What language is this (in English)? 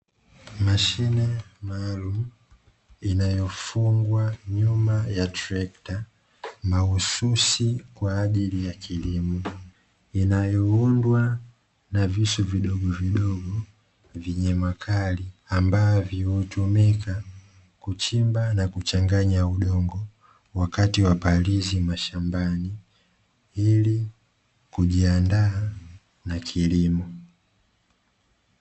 Swahili